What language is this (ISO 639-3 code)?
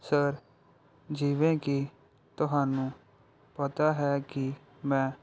pan